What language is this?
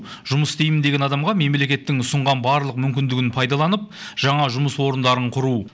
Kazakh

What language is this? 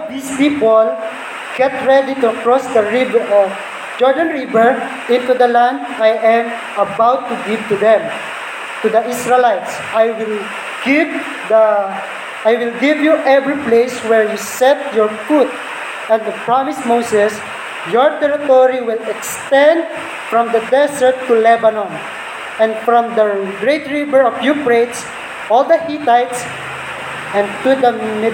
Filipino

